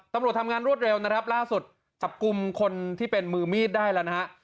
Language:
Thai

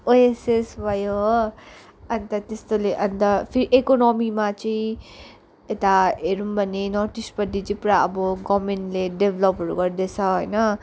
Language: Nepali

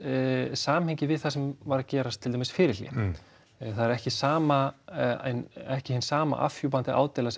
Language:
Icelandic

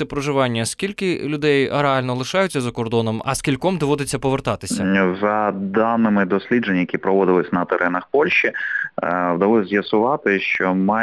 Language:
Ukrainian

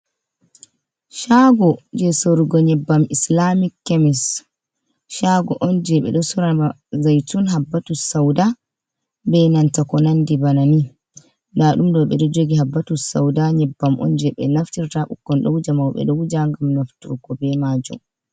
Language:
Fula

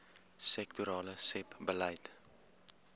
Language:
Afrikaans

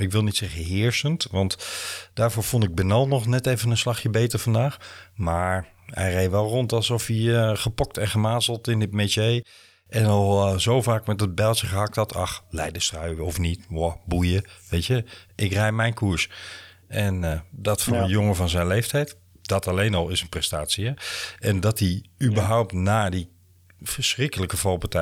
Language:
Dutch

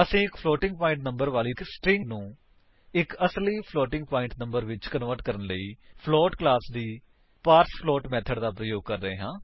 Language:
Punjabi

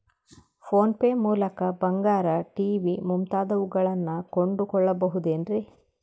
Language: Kannada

